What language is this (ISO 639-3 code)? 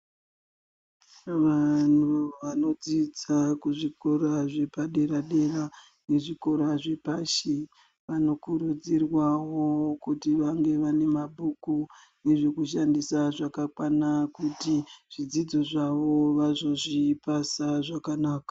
ndc